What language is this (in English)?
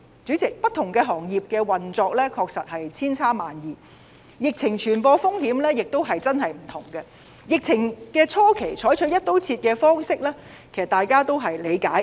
Cantonese